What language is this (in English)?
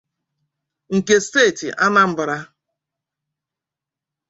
Igbo